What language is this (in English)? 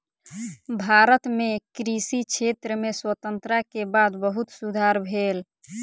Maithili